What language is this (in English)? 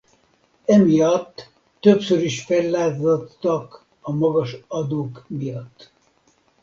Hungarian